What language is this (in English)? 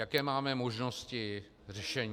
Czech